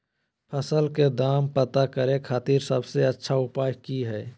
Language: Magahi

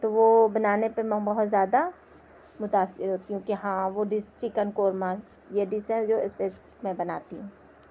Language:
Urdu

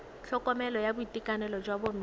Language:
Tswana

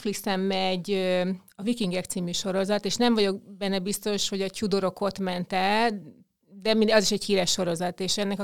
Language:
Hungarian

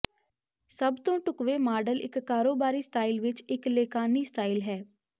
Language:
Punjabi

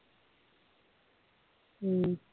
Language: Punjabi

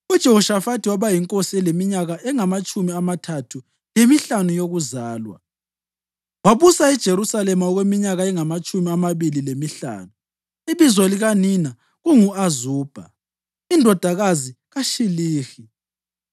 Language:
North Ndebele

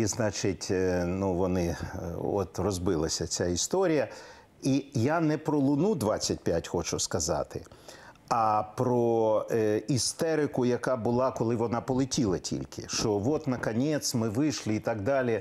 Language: Ukrainian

